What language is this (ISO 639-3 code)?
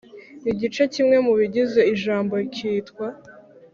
kin